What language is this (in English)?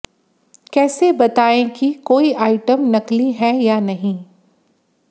Hindi